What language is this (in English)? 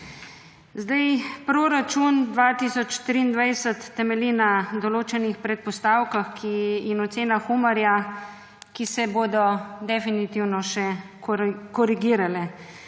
Slovenian